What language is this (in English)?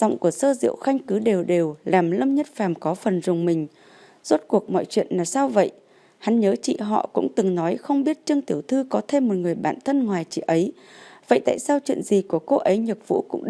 Vietnamese